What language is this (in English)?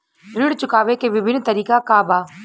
Bhojpuri